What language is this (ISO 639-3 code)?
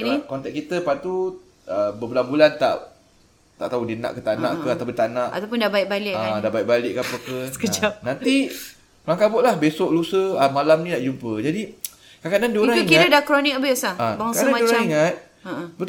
msa